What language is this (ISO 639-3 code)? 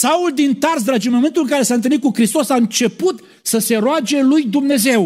ron